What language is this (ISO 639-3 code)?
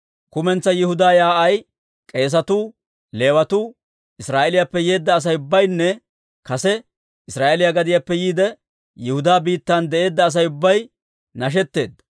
dwr